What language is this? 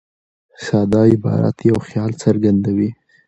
Pashto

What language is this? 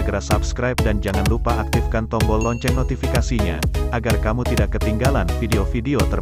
Indonesian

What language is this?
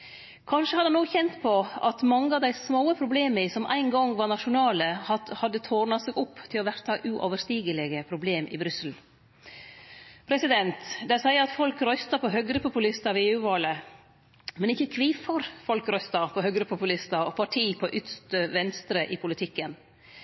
Norwegian Nynorsk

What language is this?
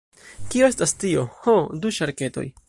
Esperanto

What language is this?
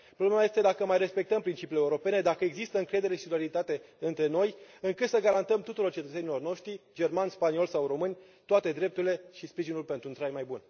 Romanian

